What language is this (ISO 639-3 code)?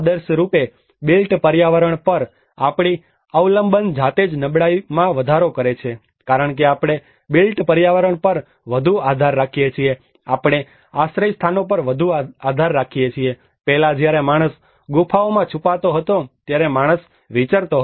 guj